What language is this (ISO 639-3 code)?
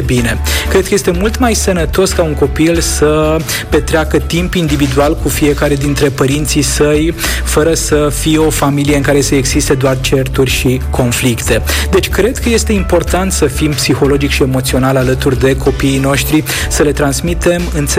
ron